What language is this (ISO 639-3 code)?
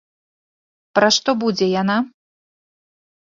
bel